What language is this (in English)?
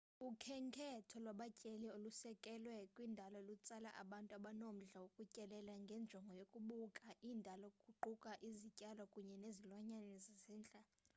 Xhosa